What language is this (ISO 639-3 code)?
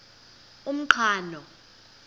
xho